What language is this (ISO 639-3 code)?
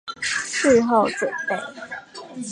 zho